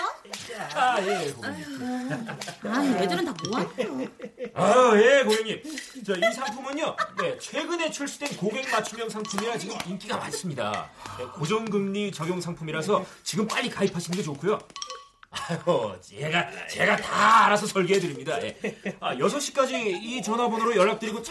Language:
Korean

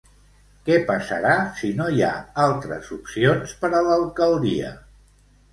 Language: Catalan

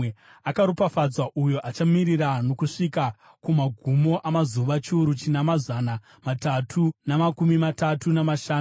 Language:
Shona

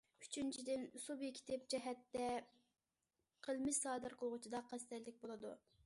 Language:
Uyghur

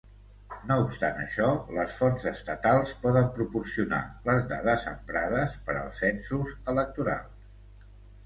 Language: Catalan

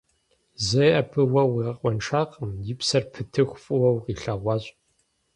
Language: Kabardian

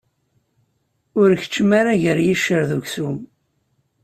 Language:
Kabyle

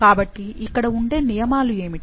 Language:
Telugu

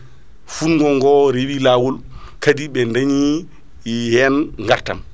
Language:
Fula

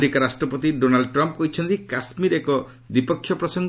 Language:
Odia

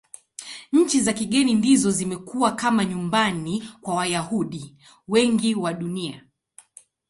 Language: Swahili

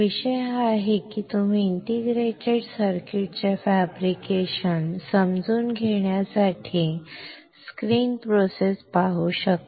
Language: Marathi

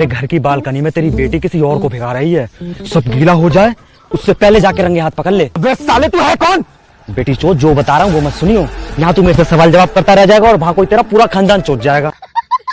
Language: Hindi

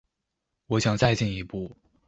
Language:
Chinese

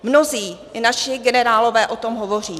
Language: Czech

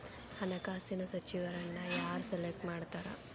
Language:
Kannada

